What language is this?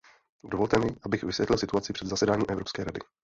Czech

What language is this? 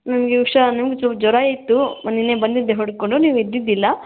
Kannada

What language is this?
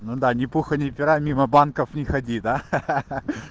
Russian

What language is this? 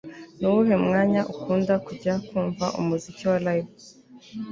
Kinyarwanda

